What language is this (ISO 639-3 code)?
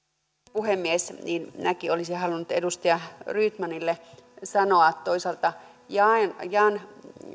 fin